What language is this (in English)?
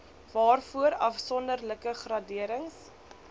Afrikaans